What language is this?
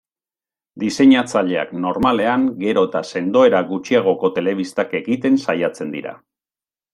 Basque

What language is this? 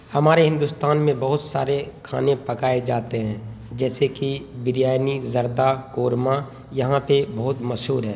Urdu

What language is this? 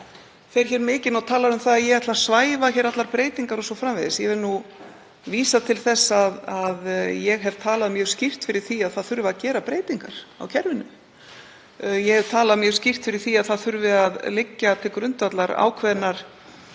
Icelandic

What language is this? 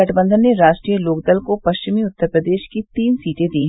Hindi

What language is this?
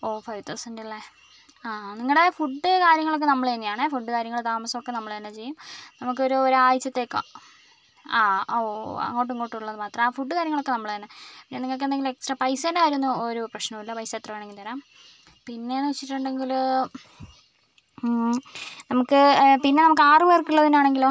Malayalam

